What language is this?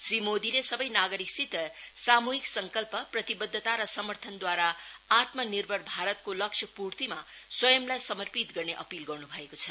Nepali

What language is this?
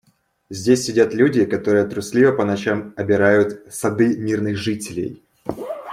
Russian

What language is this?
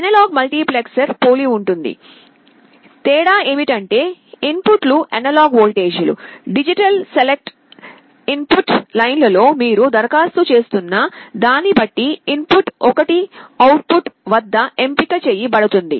Telugu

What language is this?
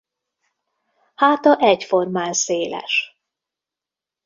Hungarian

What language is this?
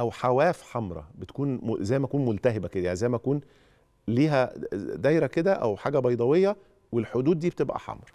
Arabic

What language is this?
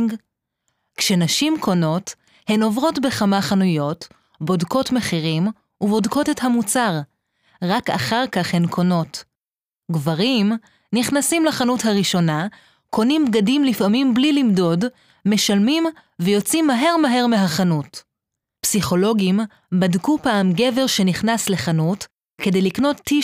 Hebrew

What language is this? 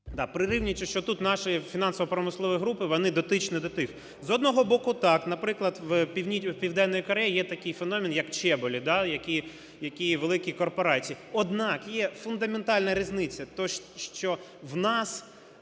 Ukrainian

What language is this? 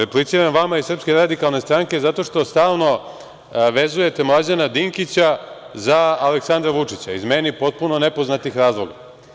Serbian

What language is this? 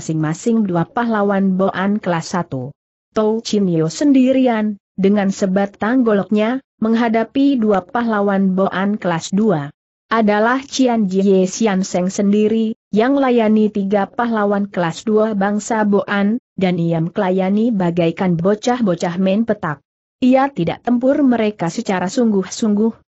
Indonesian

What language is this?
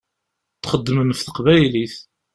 Kabyle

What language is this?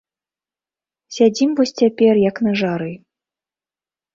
Belarusian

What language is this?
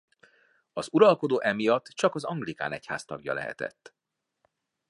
Hungarian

